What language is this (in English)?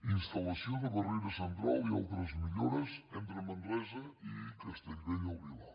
Catalan